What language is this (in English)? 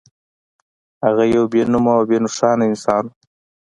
Pashto